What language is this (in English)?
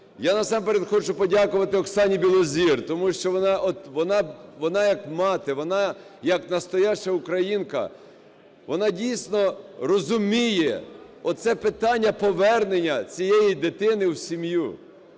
Ukrainian